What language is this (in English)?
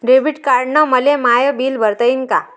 Marathi